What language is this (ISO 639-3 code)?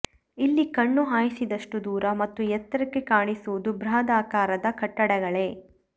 kan